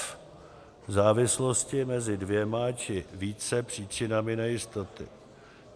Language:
Czech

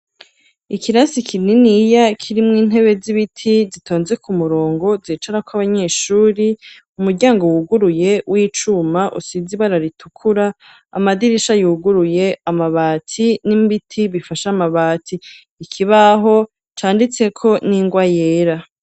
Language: Rundi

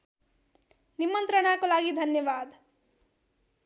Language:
Nepali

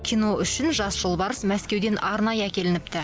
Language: Kazakh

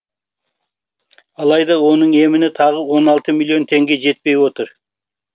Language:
Kazakh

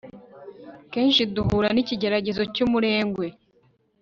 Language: Kinyarwanda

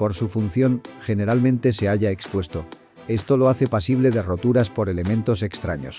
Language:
Spanish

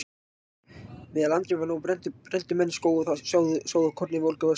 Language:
Icelandic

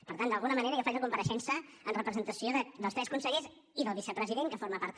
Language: Catalan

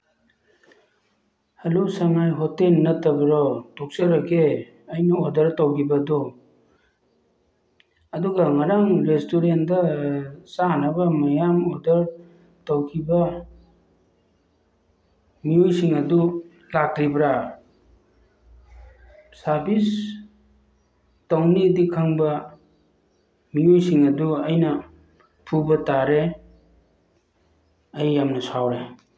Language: Manipuri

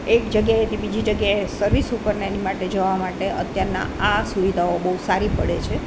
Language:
Gujarati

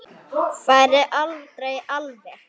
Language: Icelandic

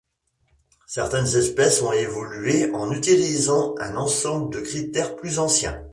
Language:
French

